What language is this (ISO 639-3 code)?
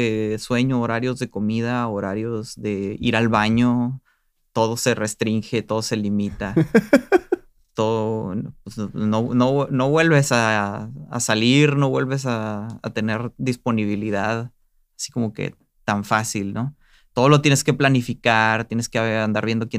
spa